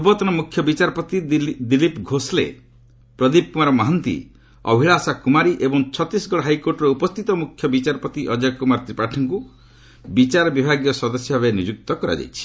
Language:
Odia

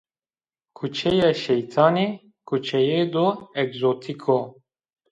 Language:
Zaza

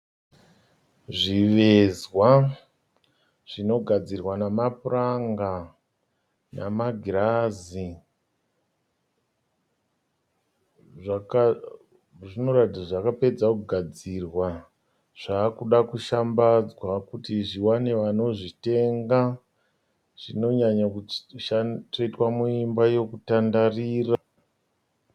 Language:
Shona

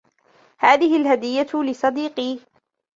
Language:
Arabic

